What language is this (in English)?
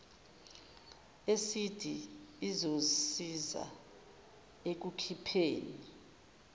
Zulu